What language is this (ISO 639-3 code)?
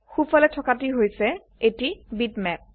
asm